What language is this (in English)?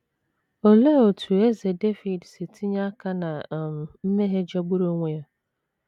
Igbo